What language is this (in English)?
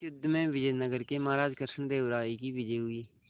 Hindi